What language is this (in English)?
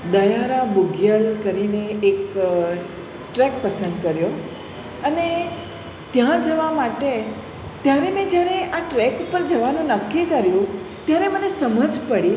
Gujarati